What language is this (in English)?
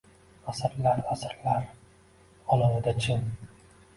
Uzbek